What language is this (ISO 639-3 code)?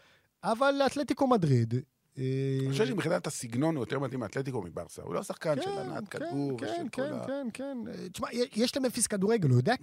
heb